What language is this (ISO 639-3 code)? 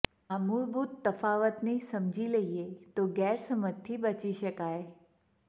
guj